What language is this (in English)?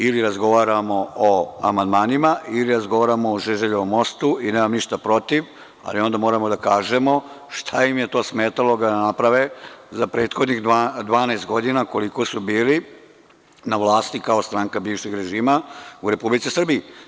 Serbian